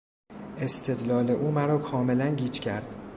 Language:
Persian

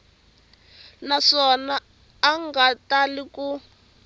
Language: Tsonga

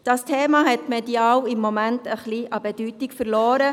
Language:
Swiss German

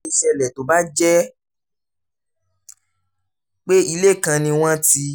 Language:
Yoruba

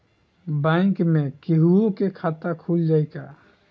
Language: Bhojpuri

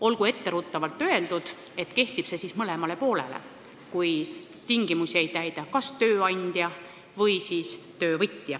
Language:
Estonian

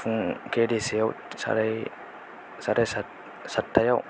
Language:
Bodo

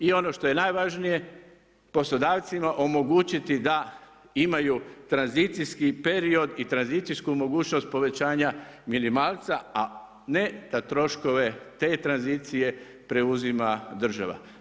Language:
Croatian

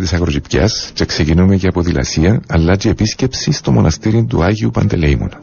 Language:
Greek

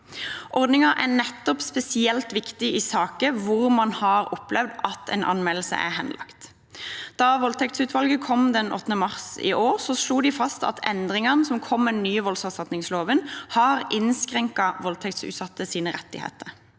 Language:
Norwegian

